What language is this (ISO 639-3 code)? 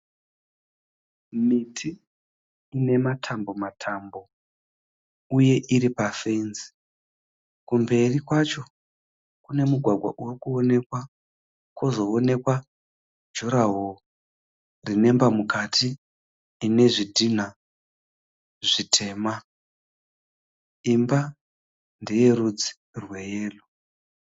sna